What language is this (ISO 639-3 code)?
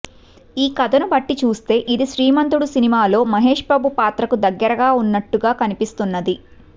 tel